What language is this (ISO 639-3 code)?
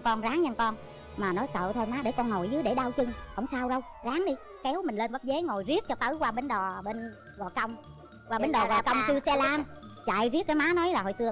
vie